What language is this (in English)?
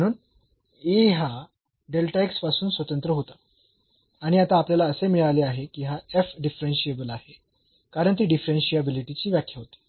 Marathi